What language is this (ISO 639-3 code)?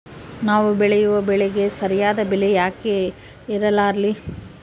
kan